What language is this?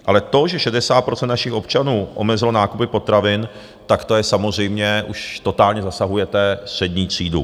Czech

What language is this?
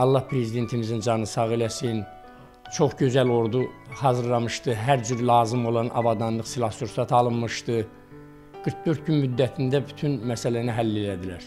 Turkish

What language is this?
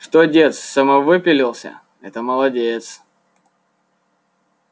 Russian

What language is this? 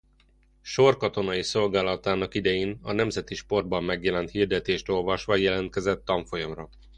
Hungarian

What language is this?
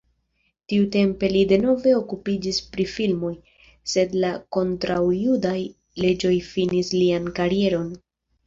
Esperanto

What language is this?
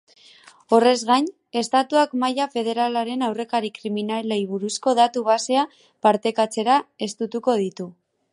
Basque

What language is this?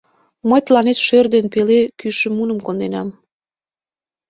Mari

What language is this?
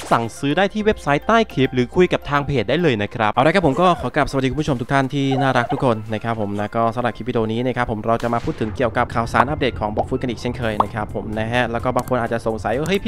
Thai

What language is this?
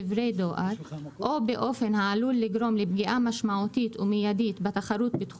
Hebrew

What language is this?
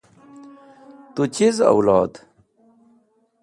Wakhi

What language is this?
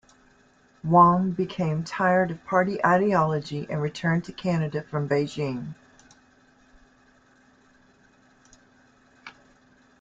English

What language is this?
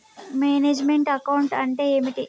Telugu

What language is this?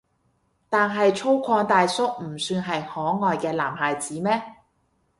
Cantonese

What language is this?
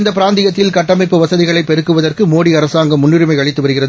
Tamil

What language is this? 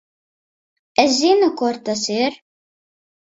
Latvian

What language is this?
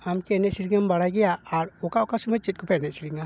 Santali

